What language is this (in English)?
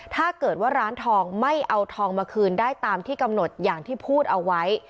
Thai